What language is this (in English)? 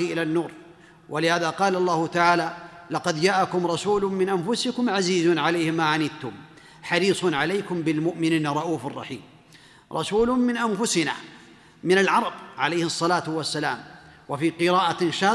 Arabic